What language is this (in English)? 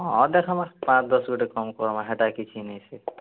Odia